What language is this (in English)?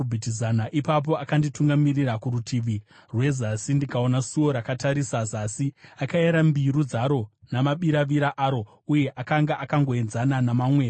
Shona